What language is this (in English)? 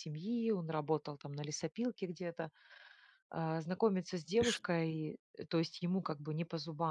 Russian